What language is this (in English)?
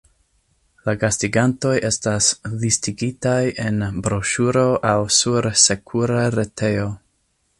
Esperanto